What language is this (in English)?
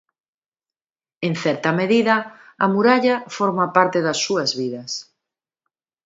Galician